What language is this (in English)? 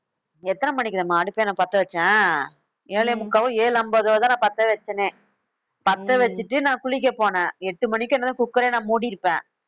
Tamil